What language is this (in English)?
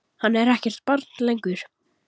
Icelandic